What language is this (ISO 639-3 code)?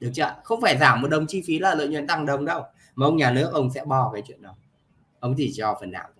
vie